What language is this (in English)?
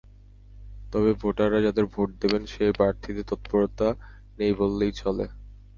Bangla